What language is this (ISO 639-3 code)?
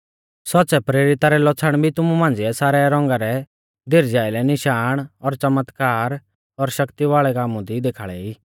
bfz